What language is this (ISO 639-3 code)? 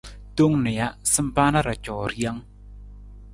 nmz